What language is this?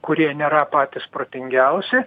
Lithuanian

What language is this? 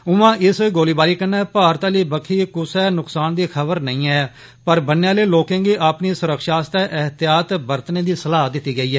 Dogri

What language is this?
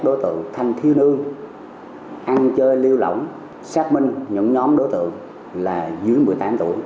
Vietnamese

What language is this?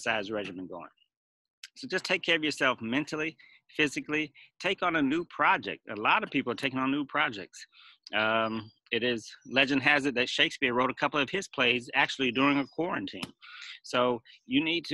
English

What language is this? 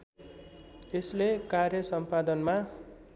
Nepali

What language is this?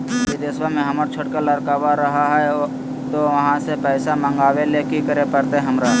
Magahi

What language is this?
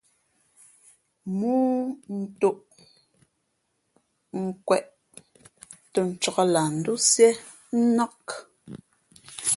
Fe'fe'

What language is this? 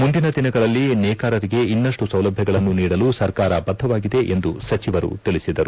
Kannada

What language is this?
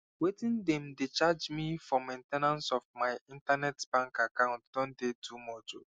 Nigerian Pidgin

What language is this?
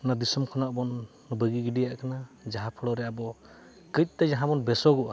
Santali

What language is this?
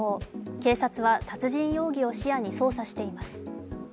Japanese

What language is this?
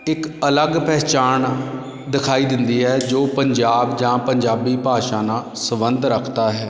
Punjabi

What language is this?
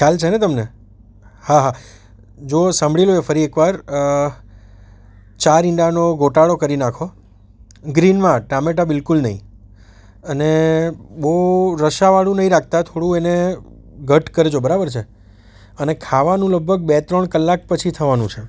Gujarati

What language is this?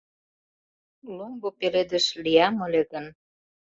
Mari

